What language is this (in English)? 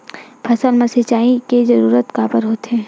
Chhattisgarhi